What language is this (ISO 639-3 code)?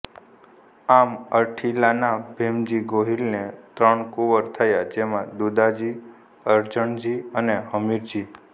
guj